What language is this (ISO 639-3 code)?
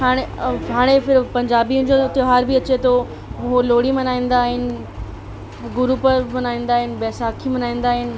snd